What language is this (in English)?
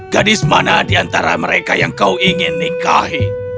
Indonesian